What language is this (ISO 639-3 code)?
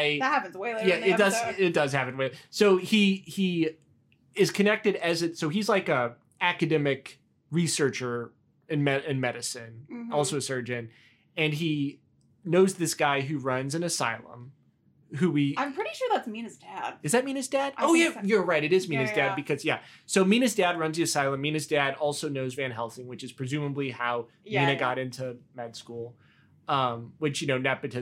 eng